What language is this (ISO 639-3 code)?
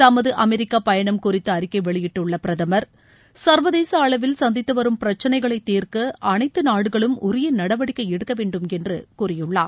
tam